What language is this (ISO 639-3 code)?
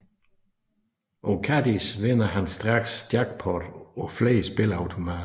dan